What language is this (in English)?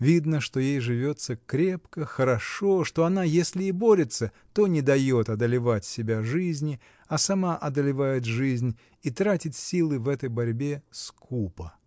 Russian